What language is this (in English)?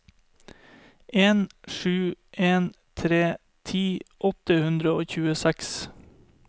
Norwegian